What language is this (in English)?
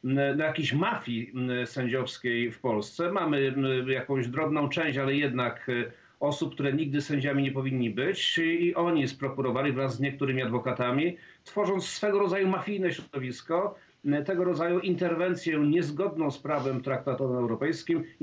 Polish